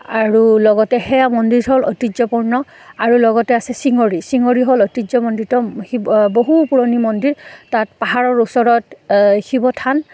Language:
Assamese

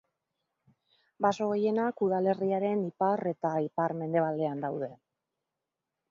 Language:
Basque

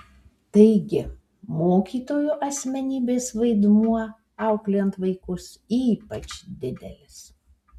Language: Lithuanian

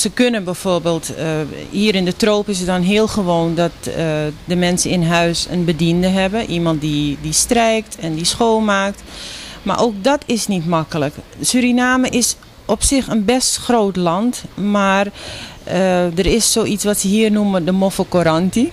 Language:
Dutch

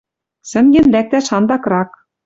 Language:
Western Mari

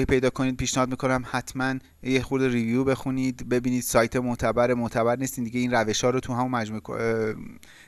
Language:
Persian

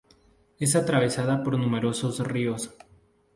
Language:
Spanish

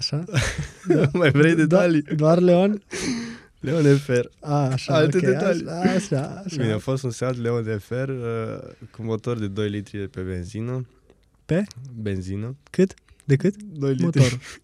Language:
Romanian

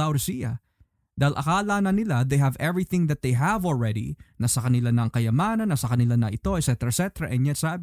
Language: Filipino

